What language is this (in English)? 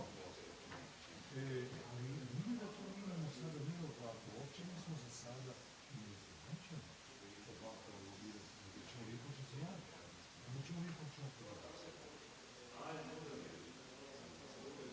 Croatian